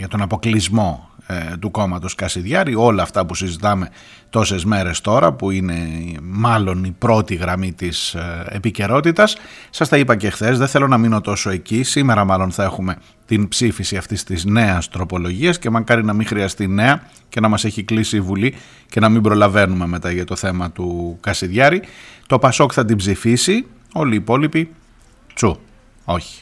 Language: Greek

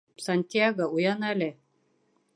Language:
Bashkir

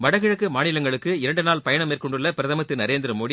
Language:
Tamil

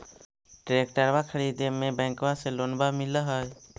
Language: Magahi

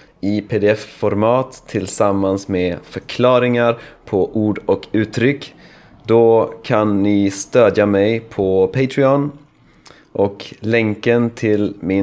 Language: Swedish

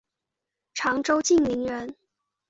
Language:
Chinese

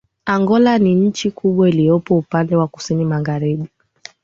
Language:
Swahili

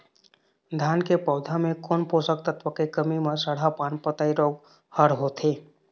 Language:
Chhattisgarhi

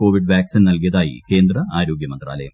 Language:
Malayalam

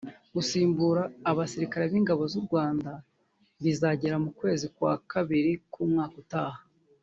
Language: Kinyarwanda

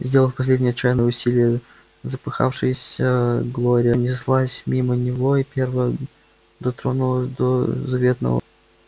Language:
Russian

